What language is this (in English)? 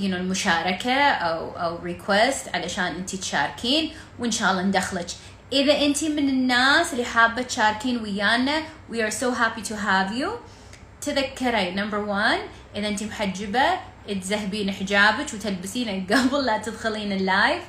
Arabic